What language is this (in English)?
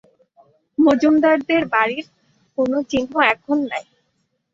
Bangla